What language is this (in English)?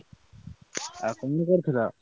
Odia